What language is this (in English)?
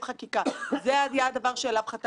Hebrew